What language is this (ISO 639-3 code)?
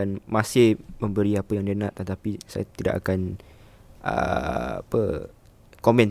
msa